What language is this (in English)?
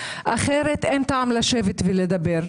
Hebrew